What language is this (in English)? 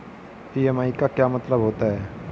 Hindi